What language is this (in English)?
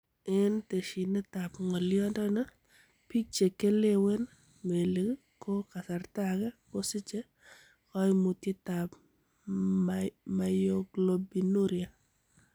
Kalenjin